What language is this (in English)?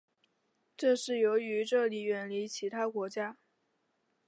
Chinese